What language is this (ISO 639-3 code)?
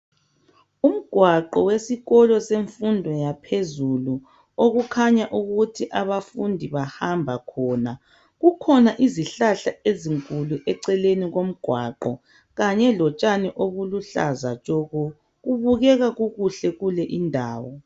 nde